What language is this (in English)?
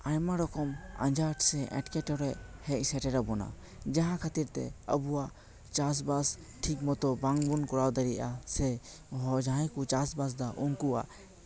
Santali